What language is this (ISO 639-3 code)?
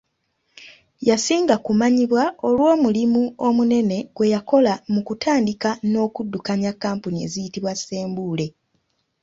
lug